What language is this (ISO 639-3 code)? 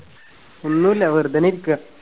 mal